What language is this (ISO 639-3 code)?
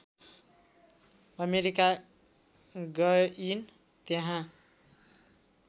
nep